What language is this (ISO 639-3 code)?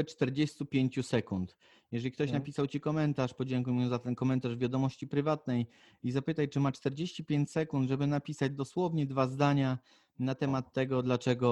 pol